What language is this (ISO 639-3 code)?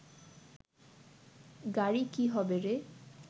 ben